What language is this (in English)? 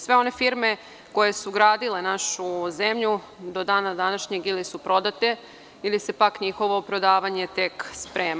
Serbian